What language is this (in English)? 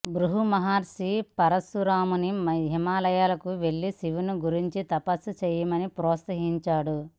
Telugu